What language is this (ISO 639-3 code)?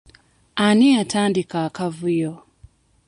lug